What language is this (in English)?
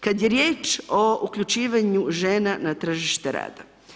Croatian